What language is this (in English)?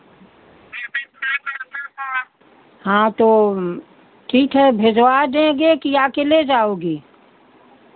Hindi